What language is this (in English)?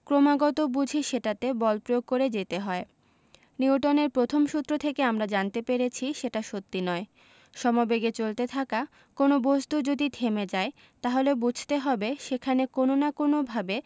Bangla